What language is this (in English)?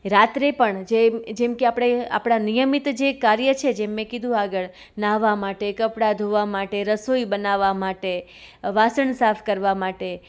Gujarati